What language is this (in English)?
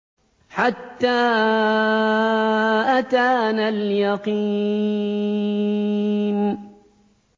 Arabic